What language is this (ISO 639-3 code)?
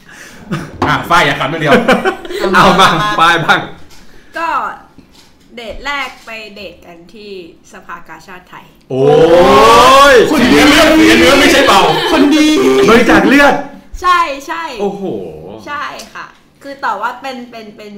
tha